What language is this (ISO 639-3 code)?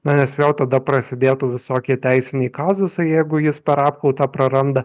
lit